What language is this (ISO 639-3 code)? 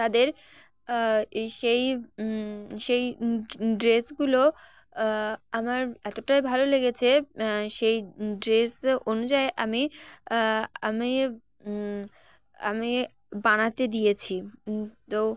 ben